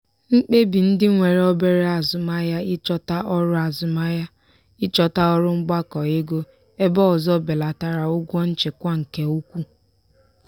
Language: Igbo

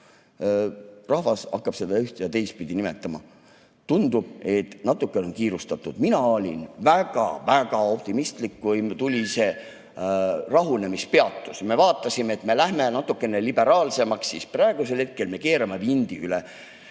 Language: Estonian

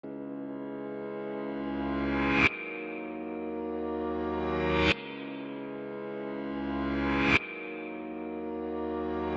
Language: English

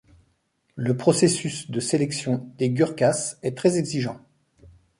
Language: French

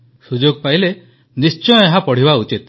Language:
Odia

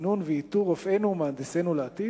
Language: Hebrew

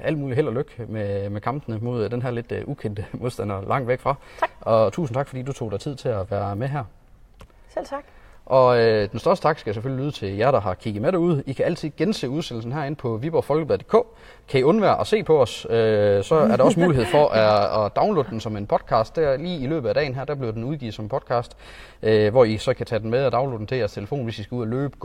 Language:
Danish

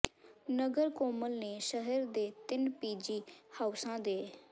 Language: Punjabi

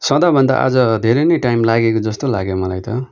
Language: Nepali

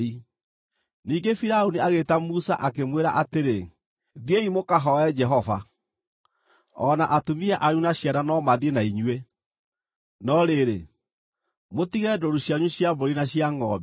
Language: Kikuyu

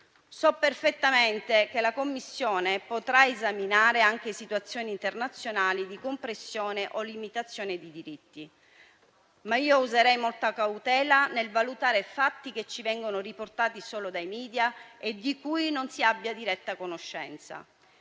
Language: Italian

